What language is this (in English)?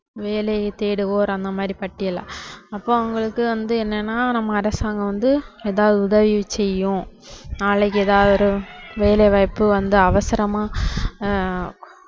Tamil